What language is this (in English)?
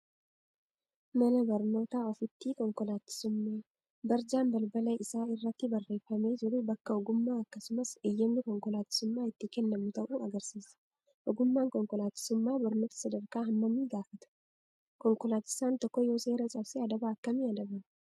Oromo